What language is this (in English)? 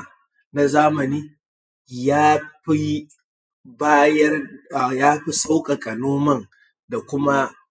Hausa